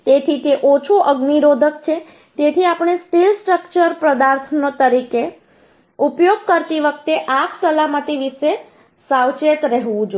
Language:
Gujarati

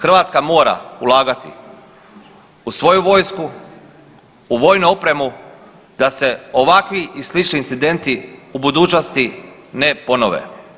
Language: Croatian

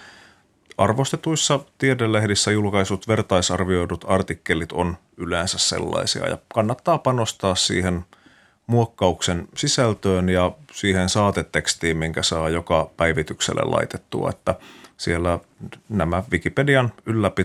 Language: Finnish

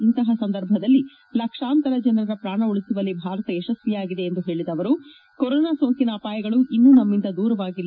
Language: Kannada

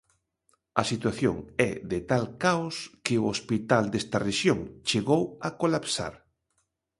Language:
Galician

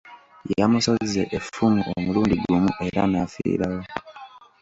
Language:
Ganda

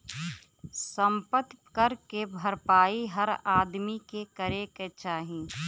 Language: Bhojpuri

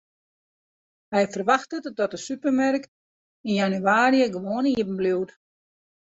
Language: Western Frisian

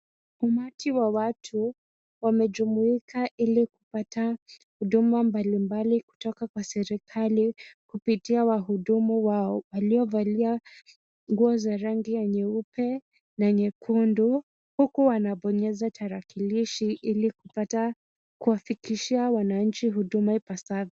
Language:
Swahili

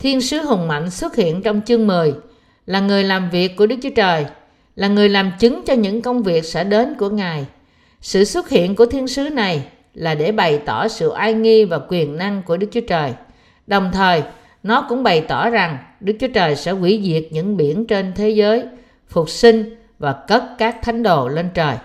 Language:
Vietnamese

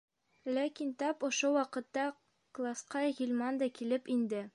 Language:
Bashkir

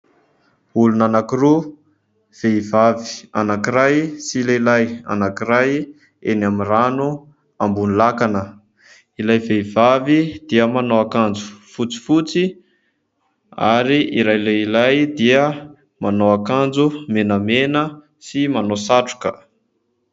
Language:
Malagasy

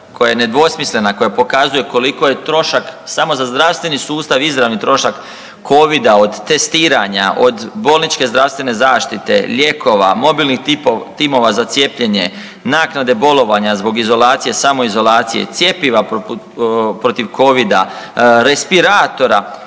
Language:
Croatian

